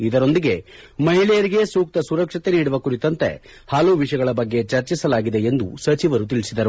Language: Kannada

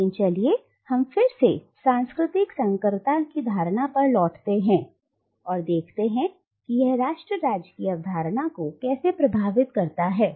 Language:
Hindi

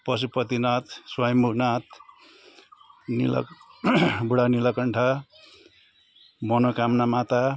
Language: Nepali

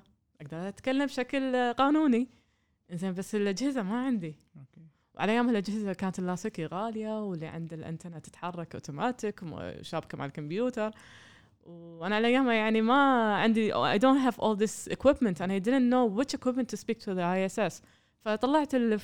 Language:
Arabic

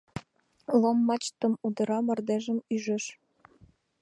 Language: Mari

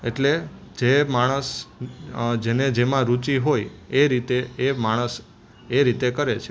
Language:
Gujarati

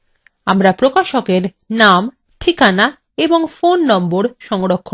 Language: Bangla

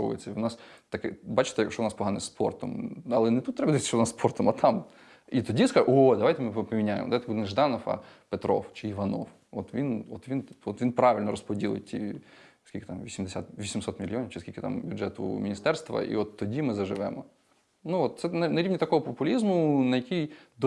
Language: Ukrainian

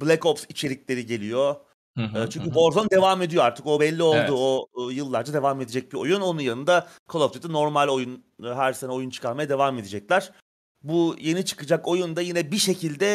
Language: Turkish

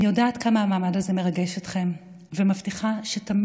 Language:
Hebrew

